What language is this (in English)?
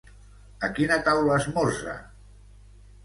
Catalan